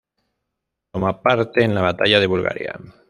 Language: Spanish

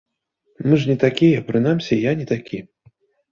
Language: Belarusian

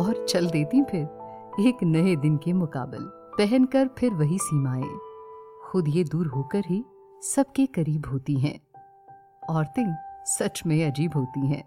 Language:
Hindi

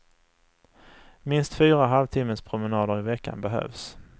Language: Swedish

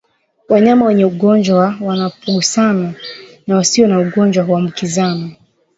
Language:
Swahili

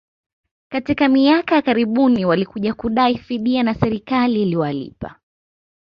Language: Swahili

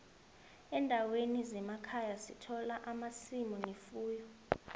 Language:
South Ndebele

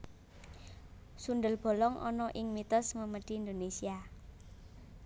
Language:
Javanese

